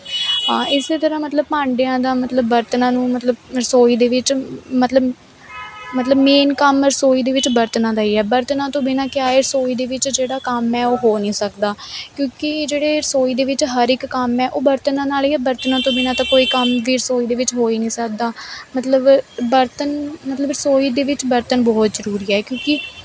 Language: Punjabi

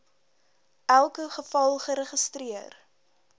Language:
Afrikaans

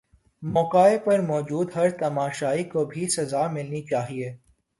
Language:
Urdu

